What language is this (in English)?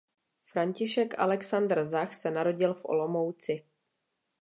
Czech